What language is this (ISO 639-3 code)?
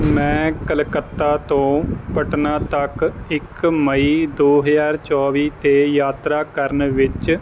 pan